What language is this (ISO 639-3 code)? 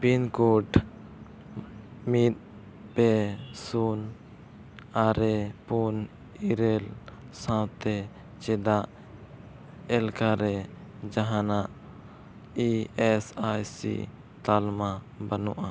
sat